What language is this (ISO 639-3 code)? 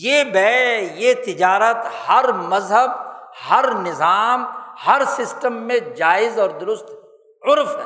urd